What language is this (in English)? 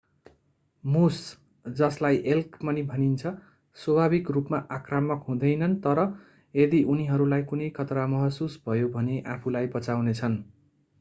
Nepali